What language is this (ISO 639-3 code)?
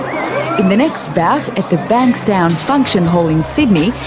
eng